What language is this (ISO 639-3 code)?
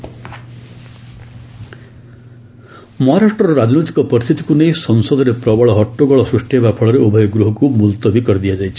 ori